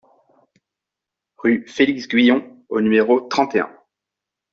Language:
French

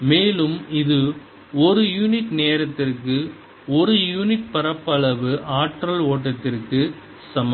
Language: Tamil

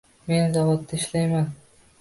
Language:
Uzbek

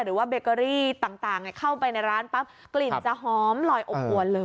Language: Thai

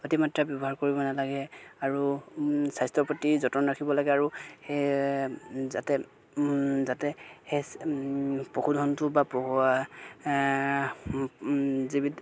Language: Assamese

